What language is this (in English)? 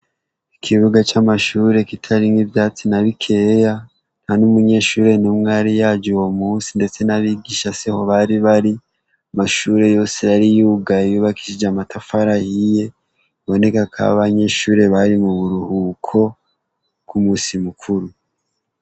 Rundi